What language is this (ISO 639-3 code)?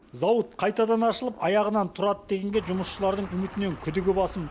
kaz